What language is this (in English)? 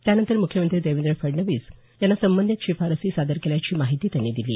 Marathi